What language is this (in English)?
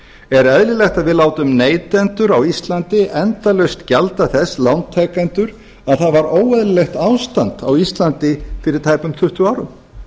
Icelandic